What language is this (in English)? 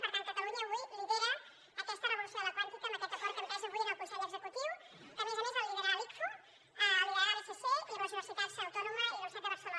Catalan